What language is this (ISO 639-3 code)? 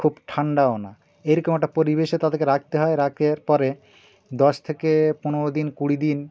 ben